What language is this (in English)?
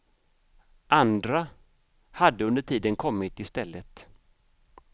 Swedish